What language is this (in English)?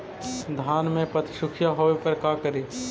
Magahi